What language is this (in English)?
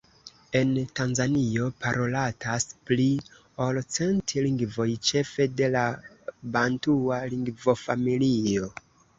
Esperanto